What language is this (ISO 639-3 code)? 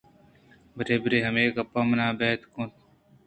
bgp